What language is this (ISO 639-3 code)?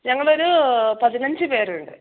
mal